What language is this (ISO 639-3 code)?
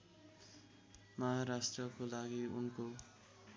nep